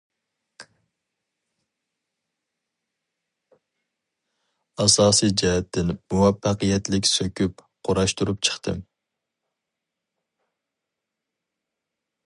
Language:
Uyghur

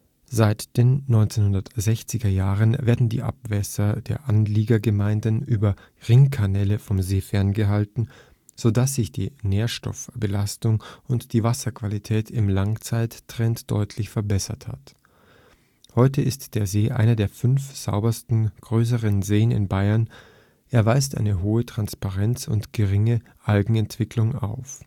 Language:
German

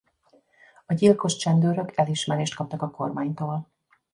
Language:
Hungarian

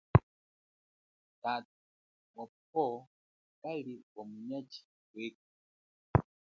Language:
Chokwe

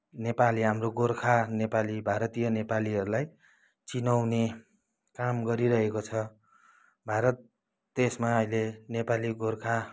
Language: Nepali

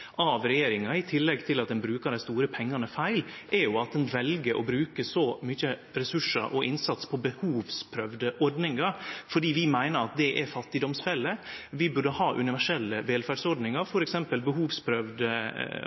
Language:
Norwegian Nynorsk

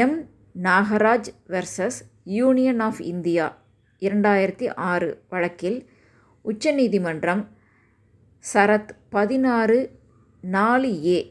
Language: Tamil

